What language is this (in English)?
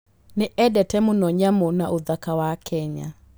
Kikuyu